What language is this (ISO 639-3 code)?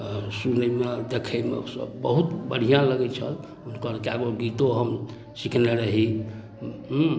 mai